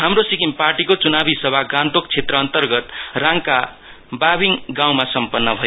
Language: Nepali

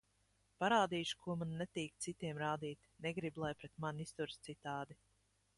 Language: Latvian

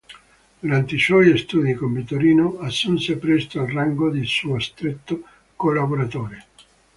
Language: Italian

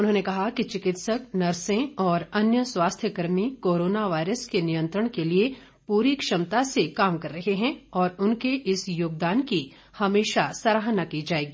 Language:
Hindi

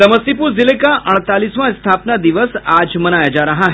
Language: Hindi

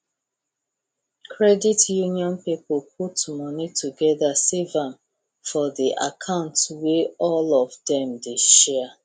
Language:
Nigerian Pidgin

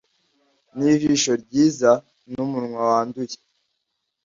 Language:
Kinyarwanda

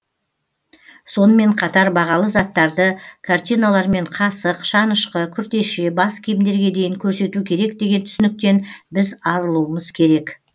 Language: Kazakh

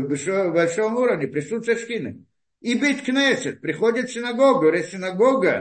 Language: Russian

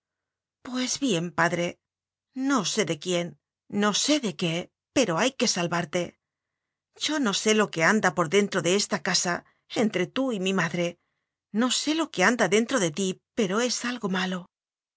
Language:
Spanish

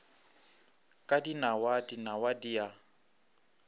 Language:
Northern Sotho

